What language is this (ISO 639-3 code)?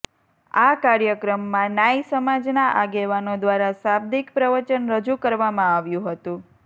guj